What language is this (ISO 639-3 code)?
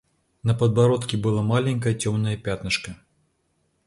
rus